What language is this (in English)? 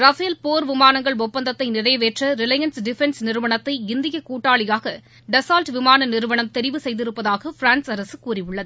Tamil